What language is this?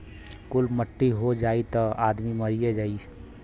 Bhojpuri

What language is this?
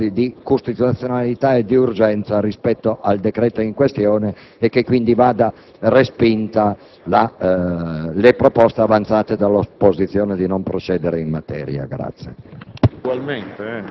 Italian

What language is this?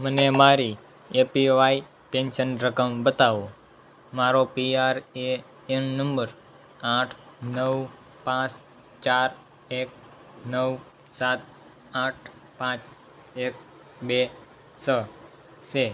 Gujarati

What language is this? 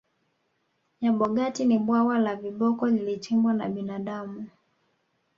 Swahili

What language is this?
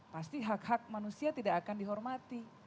Indonesian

